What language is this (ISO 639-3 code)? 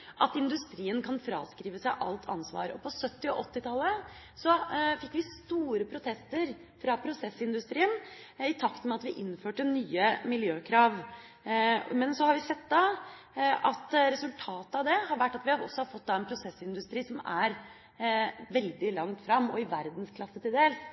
nob